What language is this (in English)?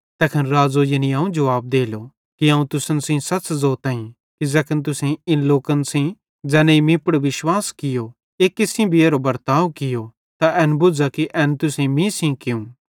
Bhadrawahi